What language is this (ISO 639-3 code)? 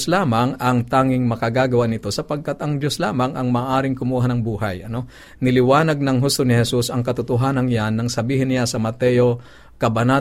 fil